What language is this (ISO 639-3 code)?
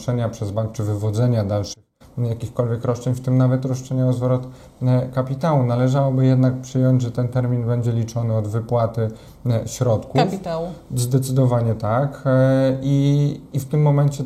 pol